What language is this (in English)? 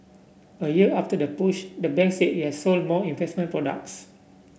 English